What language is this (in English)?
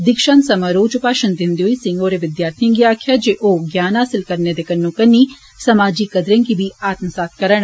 Dogri